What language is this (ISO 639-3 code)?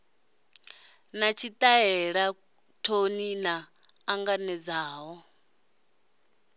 ven